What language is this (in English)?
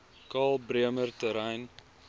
Afrikaans